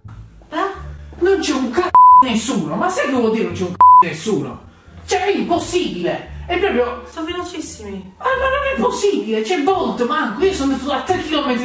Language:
Italian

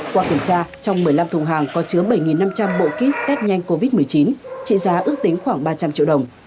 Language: Vietnamese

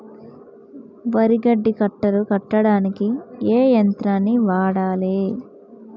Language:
Telugu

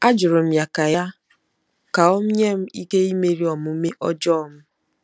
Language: Igbo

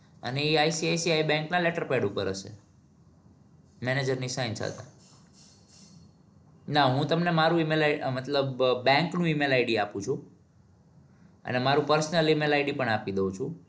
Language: Gujarati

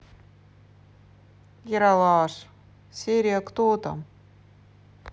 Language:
Russian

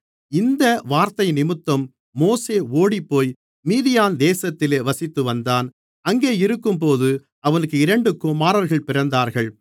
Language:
Tamil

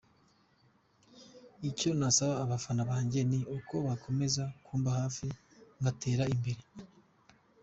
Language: Kinyarwanda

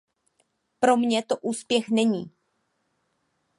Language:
Czech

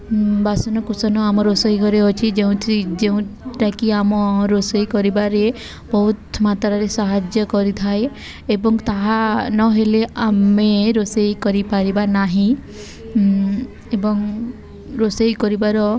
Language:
Odia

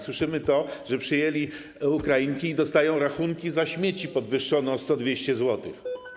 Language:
Polish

